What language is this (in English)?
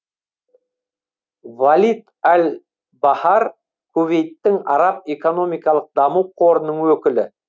Kazakh